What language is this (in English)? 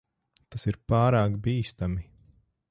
Latvian